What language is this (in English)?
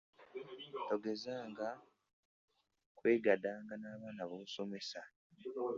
Ganda